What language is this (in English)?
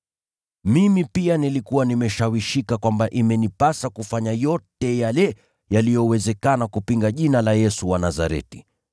Swahili